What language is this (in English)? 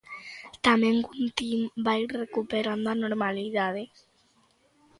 Galician